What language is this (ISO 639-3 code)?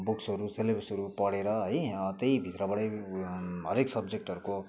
nep